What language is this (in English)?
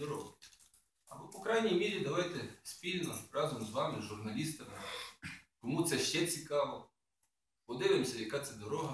Russian